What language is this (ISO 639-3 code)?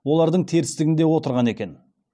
kaz